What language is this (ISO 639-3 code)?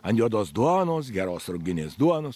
lit